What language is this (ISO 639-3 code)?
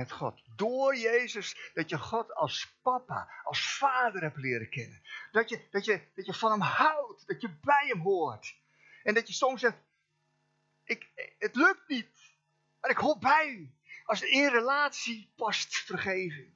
nld